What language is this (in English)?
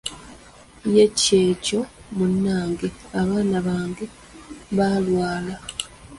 Ganda